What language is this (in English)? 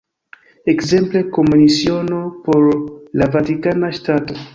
Esperanto